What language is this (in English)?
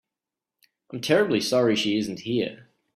English